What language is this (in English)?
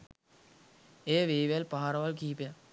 Sinhala